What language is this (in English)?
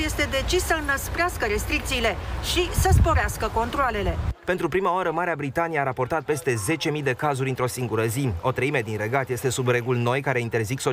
Romanian